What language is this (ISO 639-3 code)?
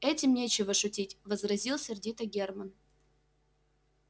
rus